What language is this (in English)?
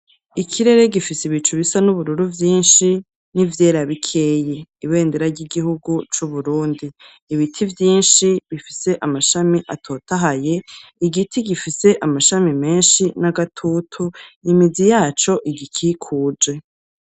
Rundi